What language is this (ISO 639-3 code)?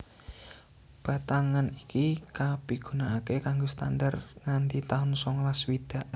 jav